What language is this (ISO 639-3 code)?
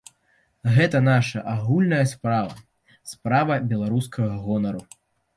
bel